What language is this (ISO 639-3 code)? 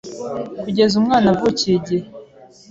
kin